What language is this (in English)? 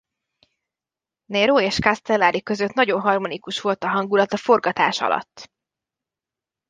Hungarian